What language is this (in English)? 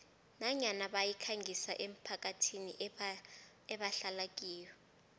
South Ndebele